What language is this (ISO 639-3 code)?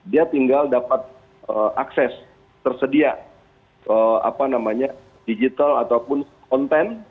ind